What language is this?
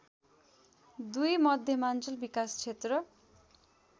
Nepali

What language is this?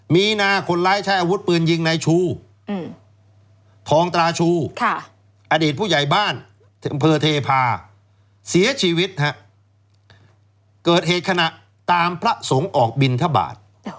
Thai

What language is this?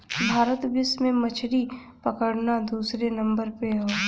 Bhojpuri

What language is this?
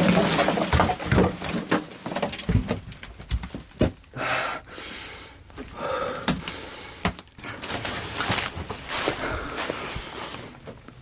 Korean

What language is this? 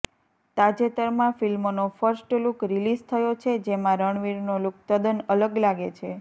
Gujarati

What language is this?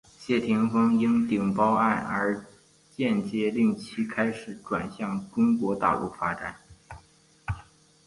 Chinese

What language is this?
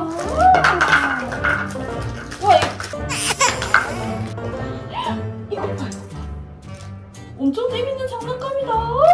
Korean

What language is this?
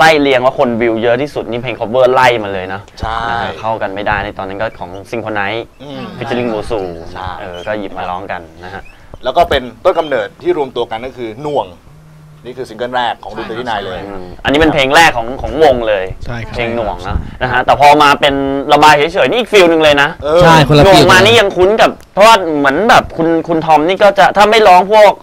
Thai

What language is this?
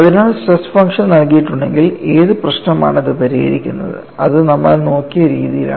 Malayalam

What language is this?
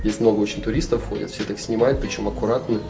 Russian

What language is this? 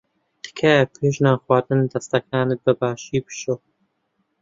Central Kurdish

